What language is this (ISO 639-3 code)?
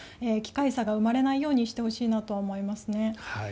jpn